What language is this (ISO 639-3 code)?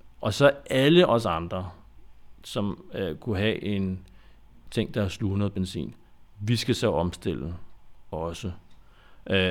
dan